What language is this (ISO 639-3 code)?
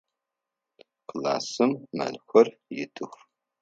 ady